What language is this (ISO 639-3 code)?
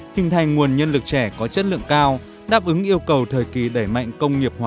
vie